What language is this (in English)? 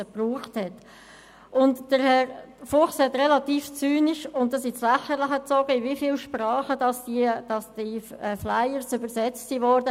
Swiss German